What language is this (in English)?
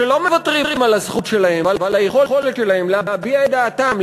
Hebrew